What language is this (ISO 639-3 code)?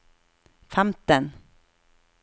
nor